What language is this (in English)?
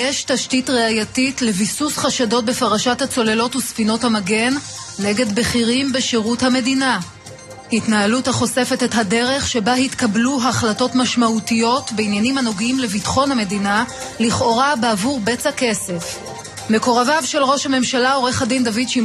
Hebrew